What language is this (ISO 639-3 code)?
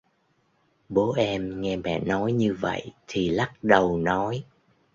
vie